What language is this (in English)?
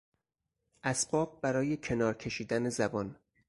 Persian